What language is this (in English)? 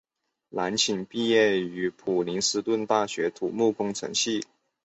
Chinese